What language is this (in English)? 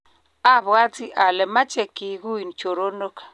Kalenjin